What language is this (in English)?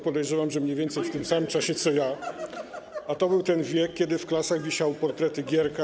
Polish